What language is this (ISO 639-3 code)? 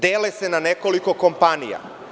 srp